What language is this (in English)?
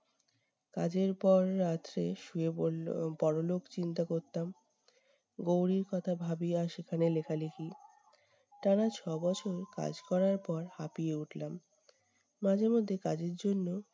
Bangla